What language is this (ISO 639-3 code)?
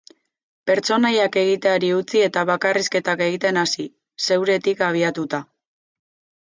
eus